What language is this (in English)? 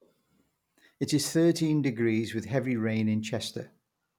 English